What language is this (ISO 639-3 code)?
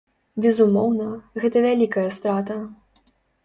bel